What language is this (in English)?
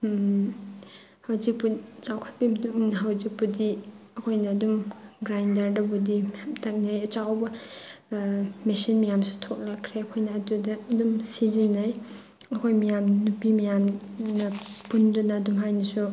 Manipuri